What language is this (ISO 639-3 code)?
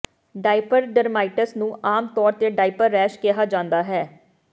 pan